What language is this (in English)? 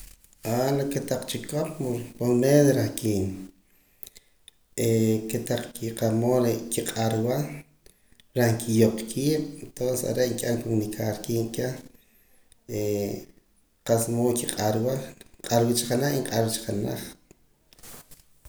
Poqomam